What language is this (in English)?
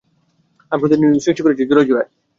Bangla